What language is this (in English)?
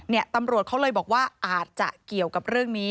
Thai